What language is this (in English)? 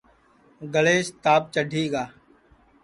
Sansi